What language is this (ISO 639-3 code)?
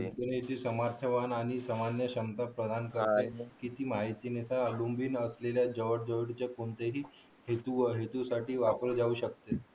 mar